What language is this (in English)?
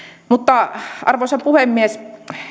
Finnish